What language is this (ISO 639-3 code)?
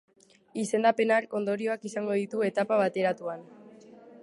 eus